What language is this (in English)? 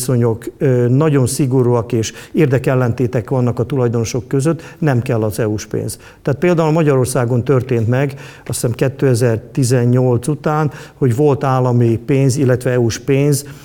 Hungarian